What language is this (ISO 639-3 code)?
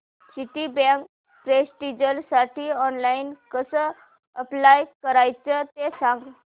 mar